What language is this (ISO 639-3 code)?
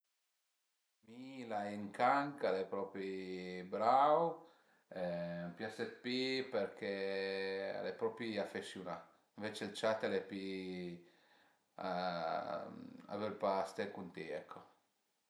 pms